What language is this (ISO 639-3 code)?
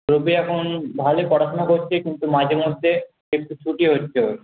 ben